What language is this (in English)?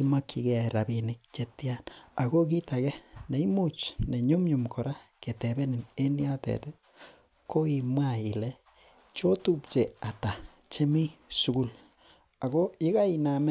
Kalenjin